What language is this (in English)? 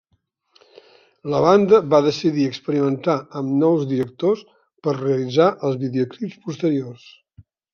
Catalan